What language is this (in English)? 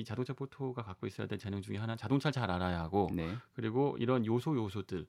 Korean